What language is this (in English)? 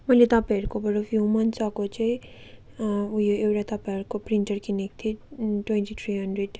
Nepali